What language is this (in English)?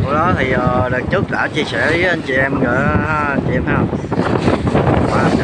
Vietnamese